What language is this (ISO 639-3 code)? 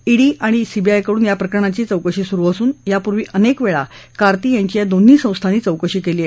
mar